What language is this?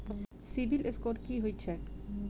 Maithili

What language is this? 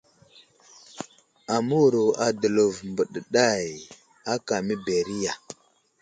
Wuzlam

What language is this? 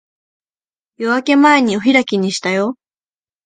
Japanese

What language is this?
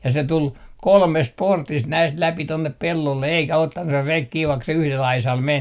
Finnish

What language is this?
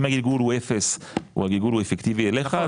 Hebrew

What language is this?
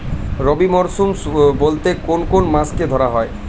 Bangla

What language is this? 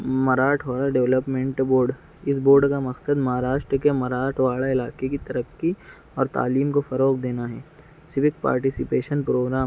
Urdu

